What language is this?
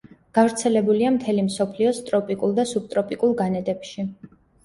Georgian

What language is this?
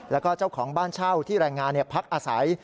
Thai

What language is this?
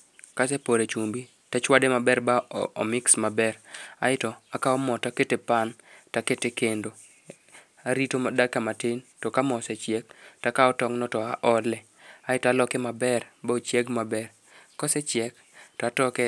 Luo (Kenya and Tanzania)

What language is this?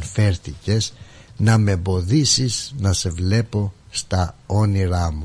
Greek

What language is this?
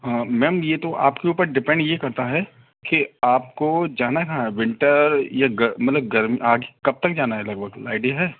Hindi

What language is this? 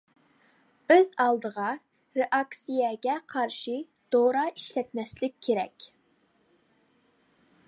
Uyghur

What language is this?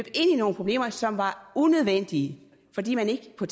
Danish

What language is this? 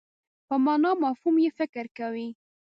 Pashto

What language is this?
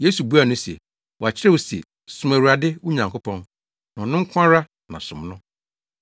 Akan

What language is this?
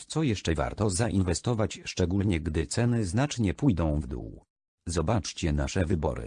Polish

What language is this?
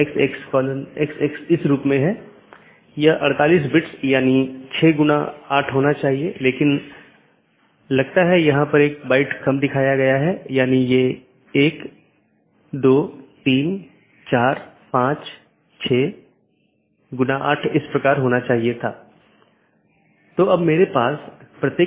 Hindi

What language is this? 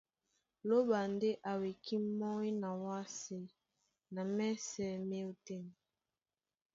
Duala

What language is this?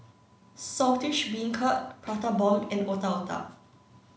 English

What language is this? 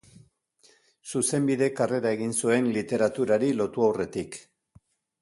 Basque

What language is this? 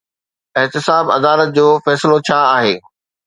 Sindhi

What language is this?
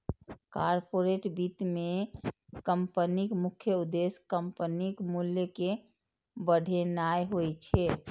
Maithili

